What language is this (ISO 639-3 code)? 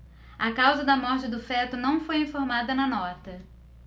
por